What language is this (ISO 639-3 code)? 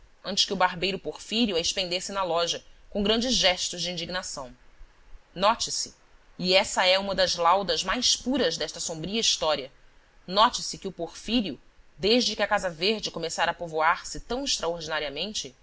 por